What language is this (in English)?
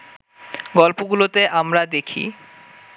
Bangla